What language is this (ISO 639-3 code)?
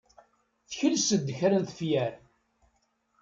kab